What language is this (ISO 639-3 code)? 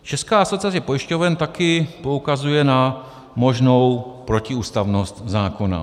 ces